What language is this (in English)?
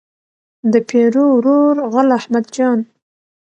Pashto